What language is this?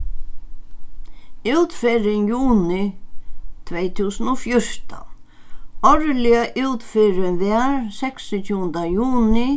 Faroese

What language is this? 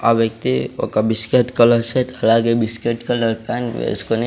Telugu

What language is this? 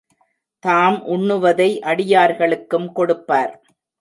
Tamil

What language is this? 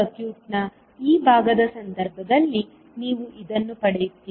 Kannada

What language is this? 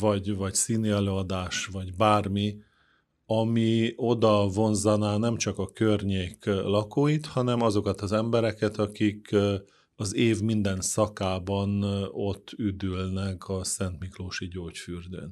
Hungarian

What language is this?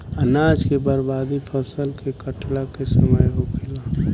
Bhojpuri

